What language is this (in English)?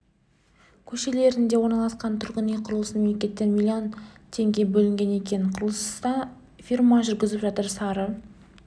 Kazakh